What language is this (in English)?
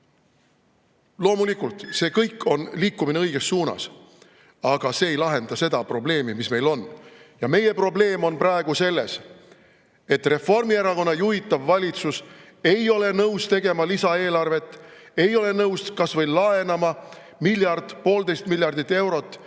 Estonian